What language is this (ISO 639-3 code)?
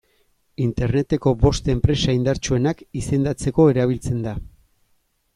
eus